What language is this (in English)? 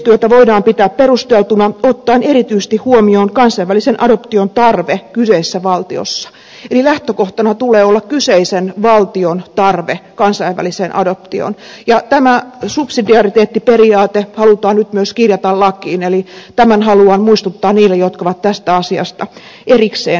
Finnish